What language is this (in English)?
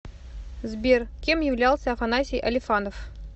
Russian